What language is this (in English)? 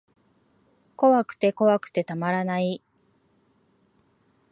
Japanese